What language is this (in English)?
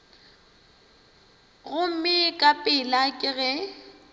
Northern Sotho